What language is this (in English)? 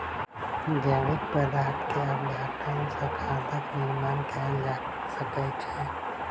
Maithili